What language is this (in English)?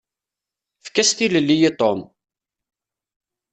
Kabyle